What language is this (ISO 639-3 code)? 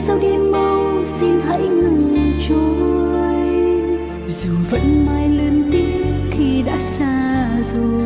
vie